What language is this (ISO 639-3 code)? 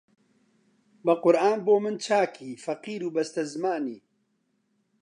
ckb